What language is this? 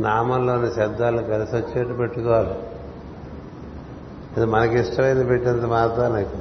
Telugu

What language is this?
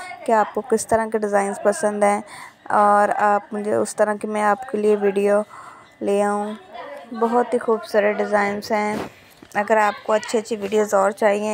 Hindi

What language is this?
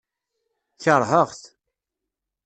Kabyle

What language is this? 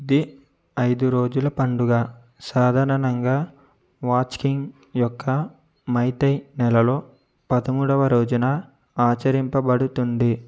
Telugu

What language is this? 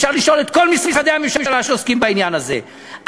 Hebrew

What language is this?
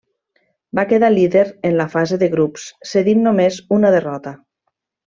Catalan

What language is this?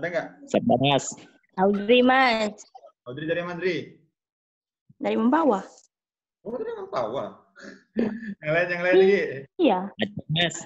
Indonesian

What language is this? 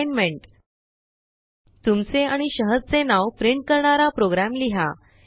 Marathi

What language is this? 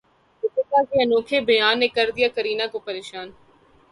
Urdu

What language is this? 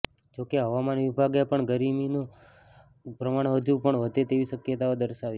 Gujarati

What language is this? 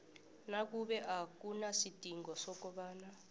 South Ndebele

